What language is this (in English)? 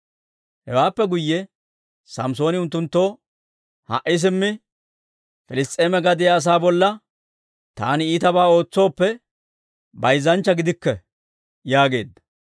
Dawro